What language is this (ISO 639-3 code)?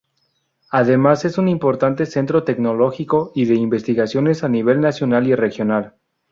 spa